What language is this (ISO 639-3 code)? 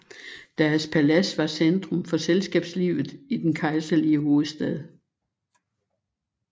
dan